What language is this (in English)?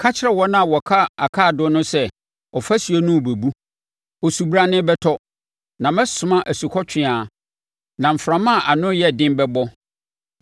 Akan